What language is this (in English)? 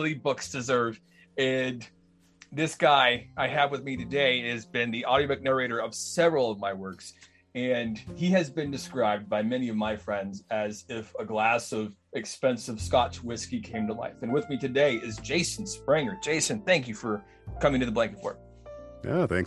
English